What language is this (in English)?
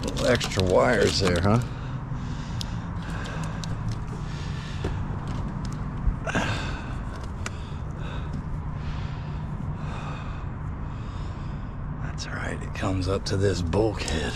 English